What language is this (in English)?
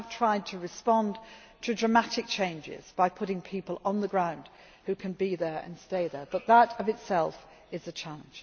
English